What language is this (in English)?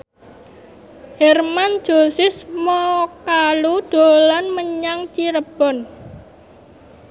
Javanese